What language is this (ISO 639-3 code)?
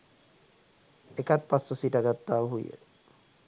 sin